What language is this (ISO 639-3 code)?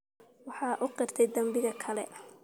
som